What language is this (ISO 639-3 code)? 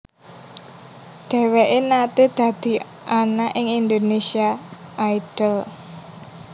jav